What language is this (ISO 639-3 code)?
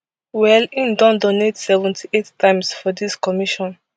pcm